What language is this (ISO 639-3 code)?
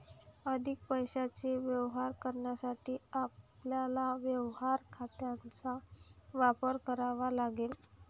mar